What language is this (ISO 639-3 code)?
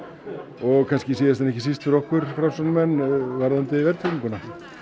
isl